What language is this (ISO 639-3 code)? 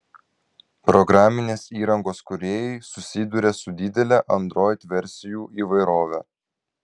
lit